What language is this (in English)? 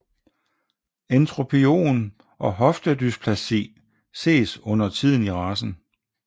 Danish